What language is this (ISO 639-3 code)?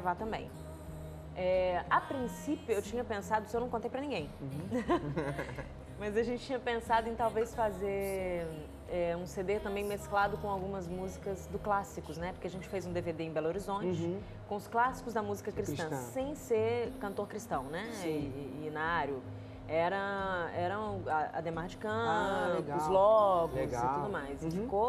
por